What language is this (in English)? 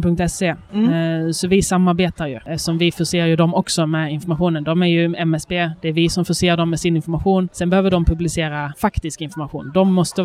Swedish